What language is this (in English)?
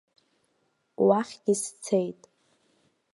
Abkhazian